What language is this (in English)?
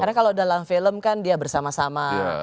Indonesian